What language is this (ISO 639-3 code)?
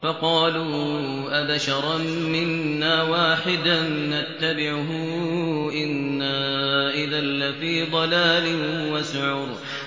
ara